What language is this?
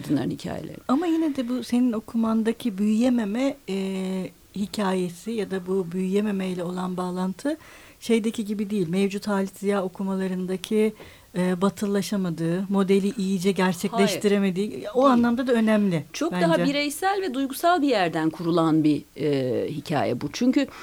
Turkish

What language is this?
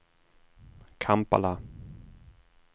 Swedish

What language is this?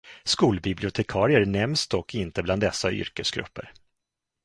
Swedish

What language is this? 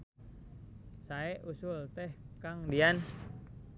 Sundanese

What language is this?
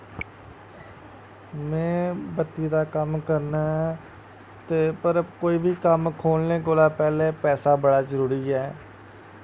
Dogri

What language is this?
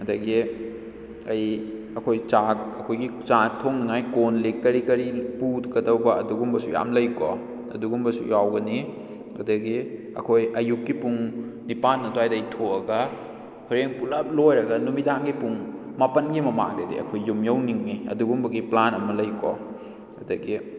Manipuri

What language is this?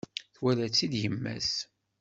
Kabyle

